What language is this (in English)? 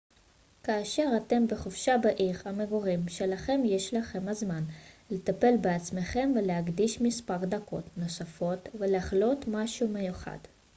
Hebrew